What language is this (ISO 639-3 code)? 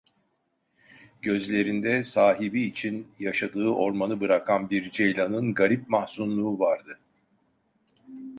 tur